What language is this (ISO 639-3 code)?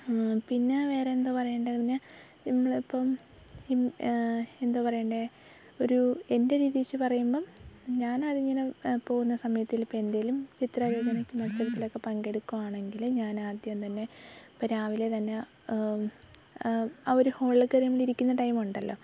mal